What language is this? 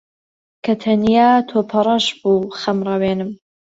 Central Kurdish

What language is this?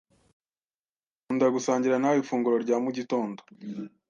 Kinyarwanda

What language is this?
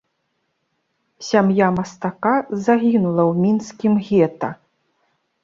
Belarusian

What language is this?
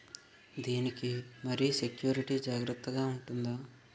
Telugu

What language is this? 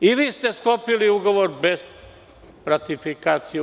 Serbian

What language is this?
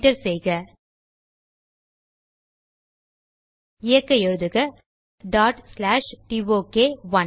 Tamil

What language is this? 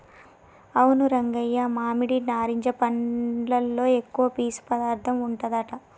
Telugu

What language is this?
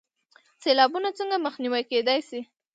Pashto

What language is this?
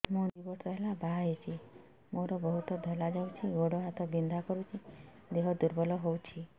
Odia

